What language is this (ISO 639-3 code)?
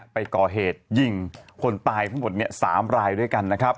tha